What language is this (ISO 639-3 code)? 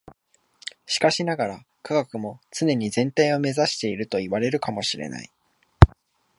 jpn